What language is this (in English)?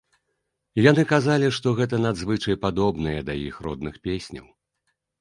Belarusian